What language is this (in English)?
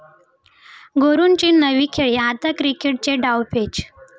Marathi